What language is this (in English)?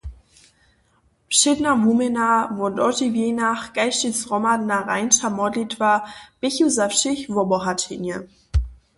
Upper Sorbian